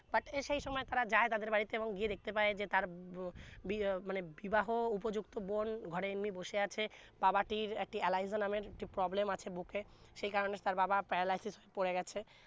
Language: Bangla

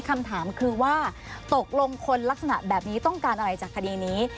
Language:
Thai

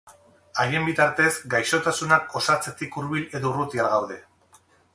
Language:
Basque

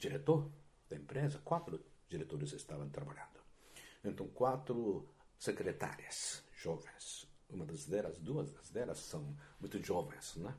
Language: Portuguese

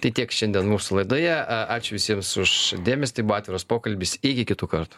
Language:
Lithuanian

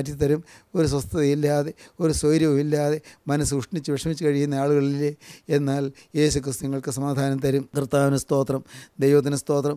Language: Malayalam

